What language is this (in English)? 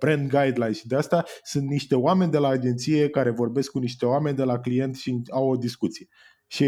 Romanian